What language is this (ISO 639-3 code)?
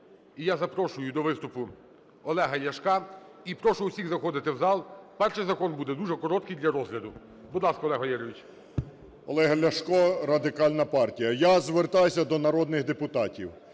ukr